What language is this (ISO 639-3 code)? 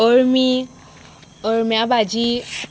kok